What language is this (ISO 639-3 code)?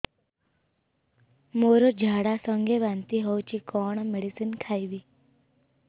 ori